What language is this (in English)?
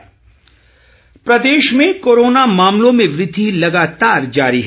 Hindi